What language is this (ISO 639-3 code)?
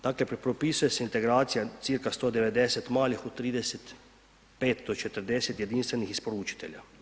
hrv